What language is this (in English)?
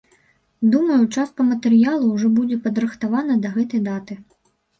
Belarusian